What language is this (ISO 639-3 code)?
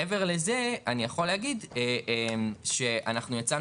heb